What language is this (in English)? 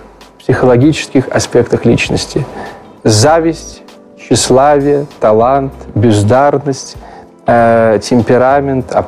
Russian